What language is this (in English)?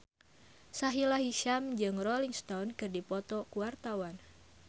Sundanese